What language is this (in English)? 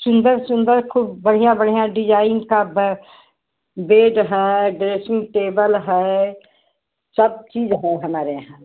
Hindi